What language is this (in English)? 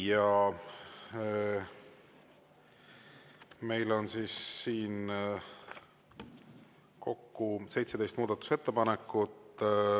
Estonian